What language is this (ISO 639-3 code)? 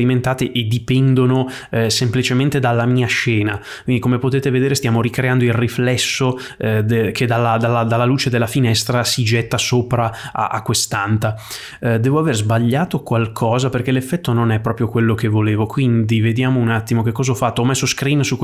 ita